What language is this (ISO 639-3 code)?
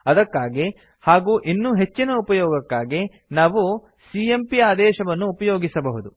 kan